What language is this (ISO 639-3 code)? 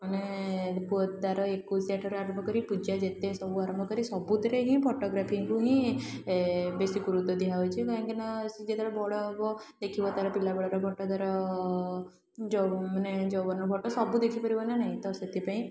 ori